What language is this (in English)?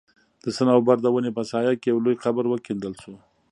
Pashto